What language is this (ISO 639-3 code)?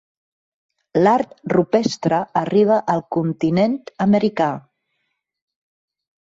cat